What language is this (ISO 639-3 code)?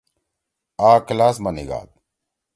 trw